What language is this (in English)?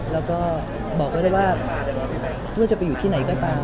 Thai